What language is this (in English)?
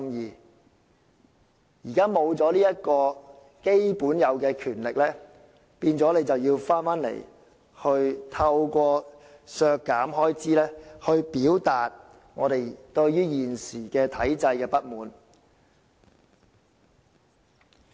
Cantonese